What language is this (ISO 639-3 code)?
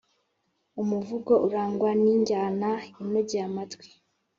kin